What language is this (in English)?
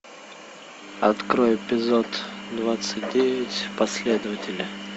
Russian